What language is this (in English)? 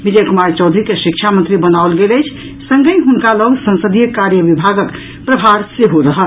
Maithili